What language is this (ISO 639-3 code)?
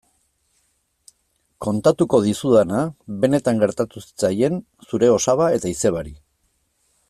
eus